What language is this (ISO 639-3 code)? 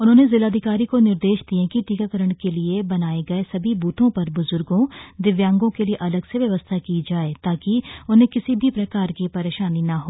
hin